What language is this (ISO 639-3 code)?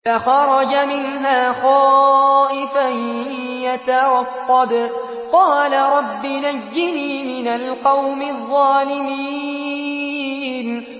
ara